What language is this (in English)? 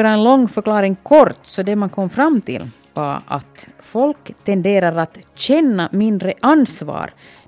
Swedish